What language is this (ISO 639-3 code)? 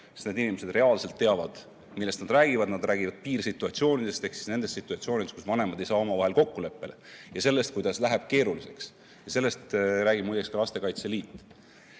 est